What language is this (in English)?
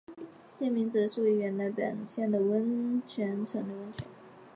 Chinese